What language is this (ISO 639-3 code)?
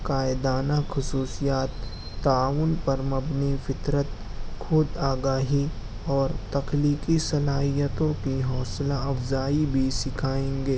urd